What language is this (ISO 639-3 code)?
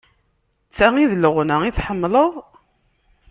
kab